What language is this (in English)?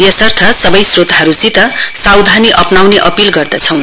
Nepali